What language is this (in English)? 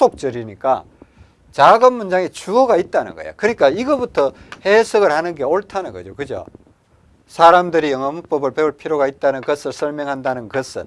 Korean